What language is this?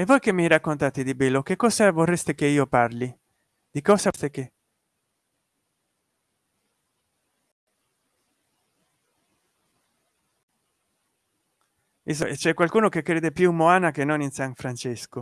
Italian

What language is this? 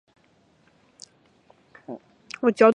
Chinese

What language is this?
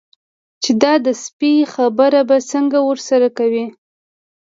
Pashto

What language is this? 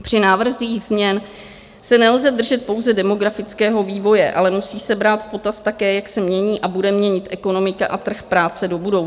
Czech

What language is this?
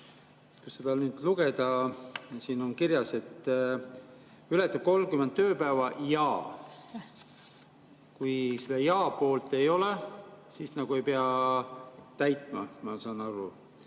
Estonian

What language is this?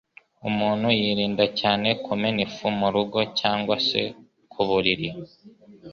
Kinyarwanda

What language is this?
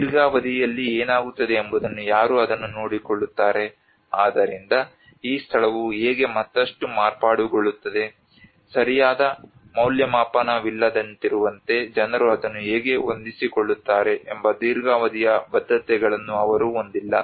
Kannada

